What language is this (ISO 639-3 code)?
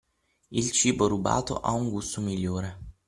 ita